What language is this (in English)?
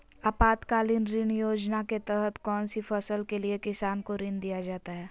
Magahi